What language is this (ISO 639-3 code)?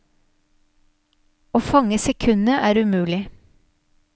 nor